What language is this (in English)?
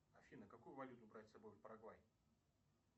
Russian